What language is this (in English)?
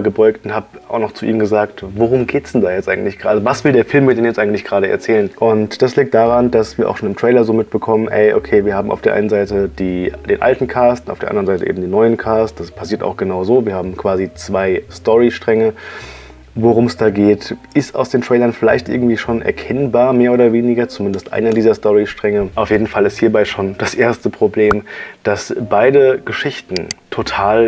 German